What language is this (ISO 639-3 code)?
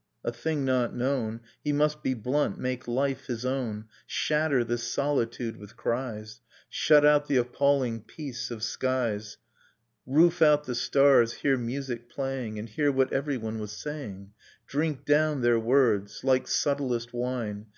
eng